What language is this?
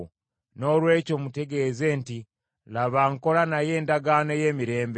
Ganda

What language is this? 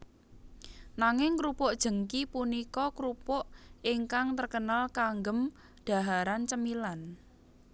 Javanese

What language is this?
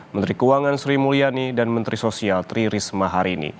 Indonesian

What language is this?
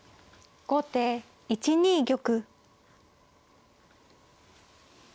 Japanese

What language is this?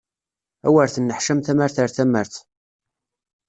Kabyle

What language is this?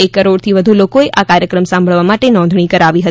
Gujarati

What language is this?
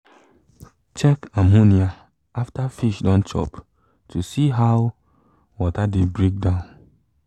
Nigerian Pidgin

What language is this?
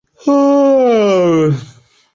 Chinese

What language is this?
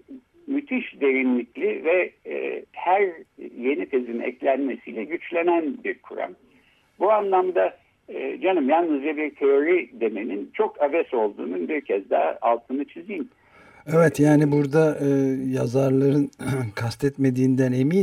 Turkish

